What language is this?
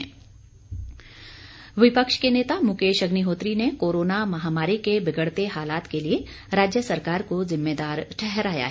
Hindi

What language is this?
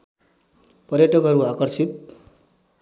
Nepali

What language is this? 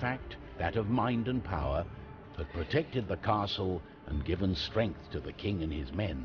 Finnish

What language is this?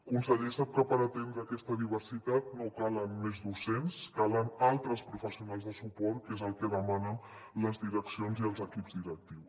Catalan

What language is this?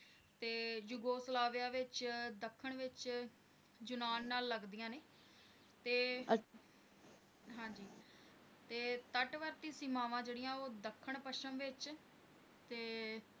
Punjabi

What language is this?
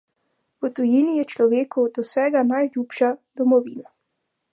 Slovenian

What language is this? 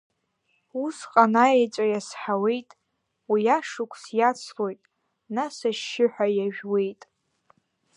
Abkhazian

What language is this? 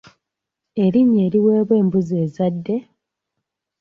Ganda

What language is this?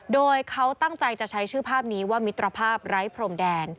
Thai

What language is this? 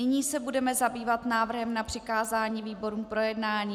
Czech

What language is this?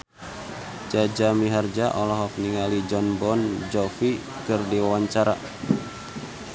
Sundanese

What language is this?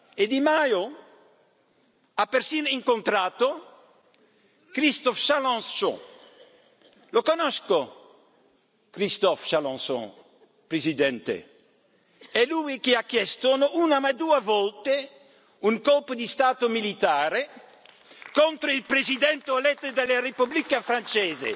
Italian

